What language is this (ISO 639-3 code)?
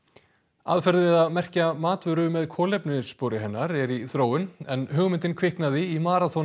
isl